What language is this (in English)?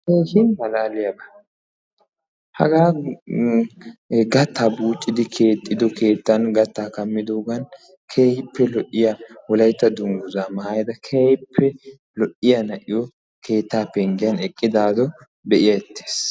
Wolaytta